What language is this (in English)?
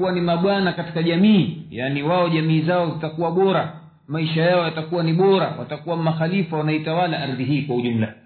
Swahili